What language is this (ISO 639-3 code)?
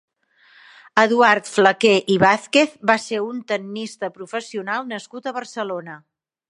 cat